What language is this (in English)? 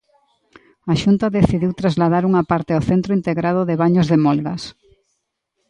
Galician